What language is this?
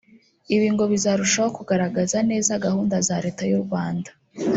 Kinyarwanda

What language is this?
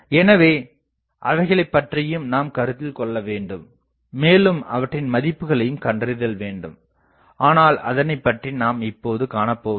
Tamil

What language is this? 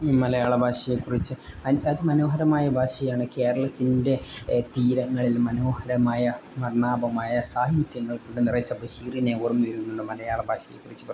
Malayalam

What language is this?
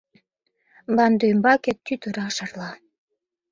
Mari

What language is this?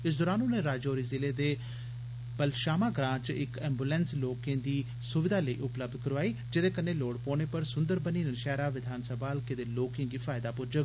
Dogri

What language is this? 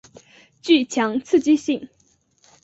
Chinese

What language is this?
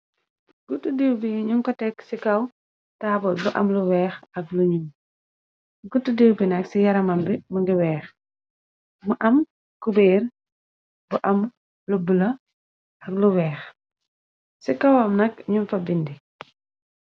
Wolof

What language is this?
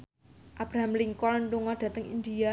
Javanese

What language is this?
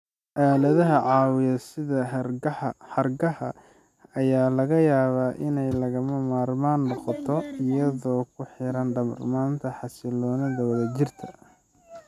Somali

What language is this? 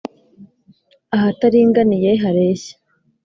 Kinyarwanda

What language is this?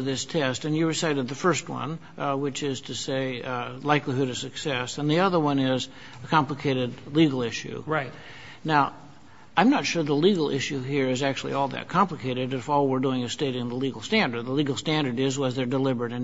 English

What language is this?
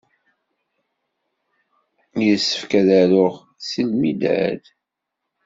Kabyle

